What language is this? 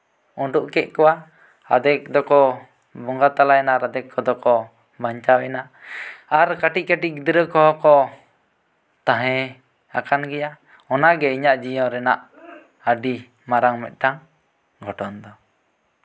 Santali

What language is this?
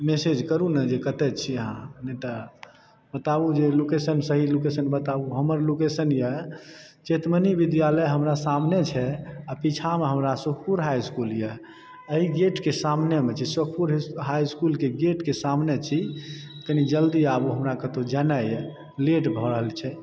Maithili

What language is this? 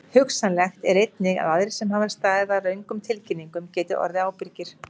Icelandic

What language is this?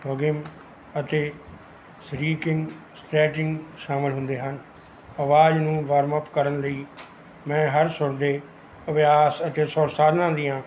Punjabi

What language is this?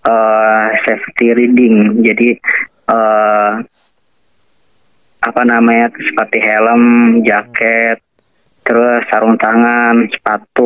Indonesian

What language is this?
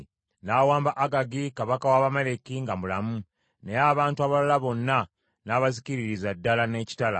Ganda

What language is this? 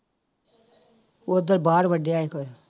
Punjabi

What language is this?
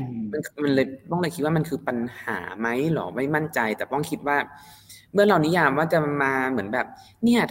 Thai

